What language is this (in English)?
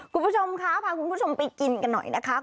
Thai